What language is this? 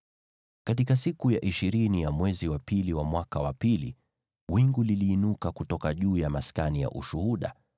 Swahili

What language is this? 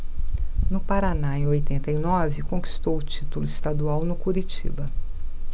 Portuguese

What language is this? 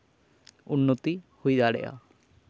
Santali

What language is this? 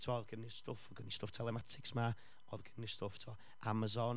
Welsh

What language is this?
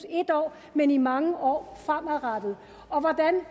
Danish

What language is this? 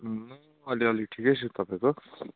Nepali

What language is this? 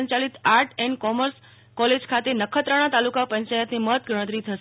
Gujarati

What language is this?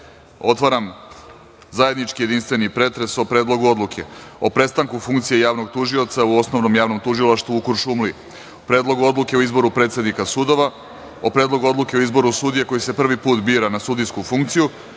Serbian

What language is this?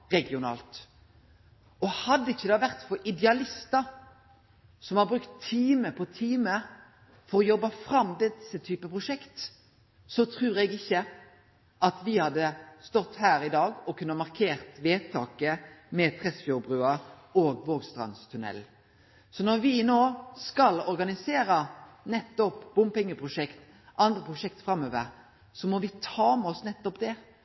Norwegian Nynorsk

